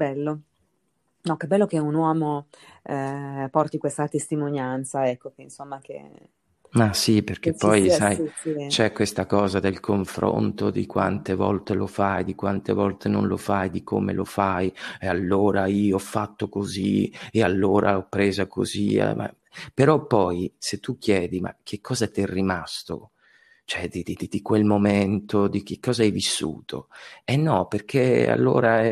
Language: Italian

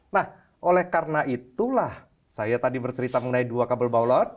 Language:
Indonesian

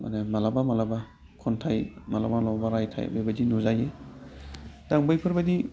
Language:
Bodo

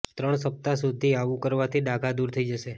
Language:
Gujarati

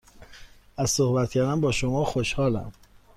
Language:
Persian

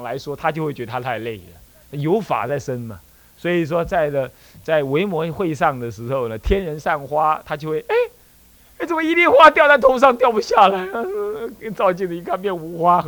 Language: Chinese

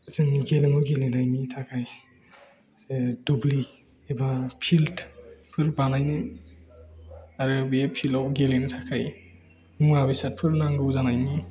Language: Bodo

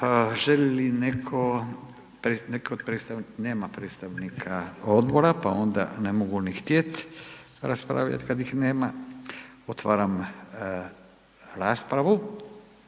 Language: Croatian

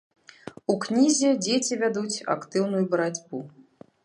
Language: Belarusian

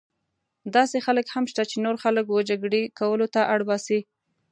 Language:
Pashto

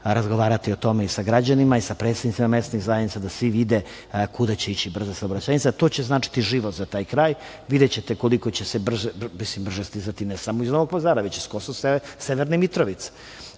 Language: Serbian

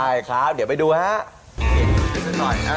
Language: Thai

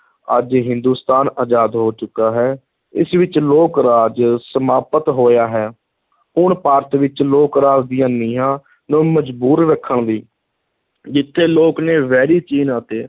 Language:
Punjabi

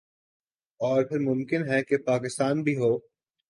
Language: Urdu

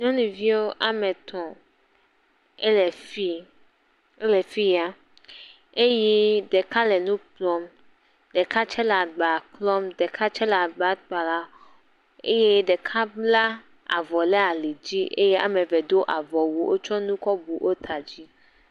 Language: Ewe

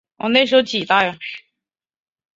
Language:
Chinese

